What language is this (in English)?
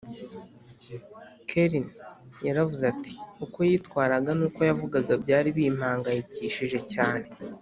Kinyarwanda